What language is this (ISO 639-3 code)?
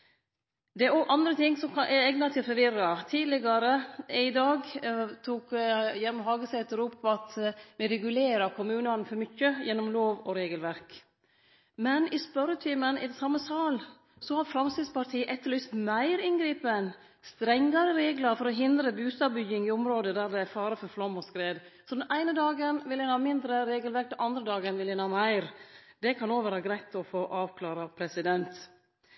nno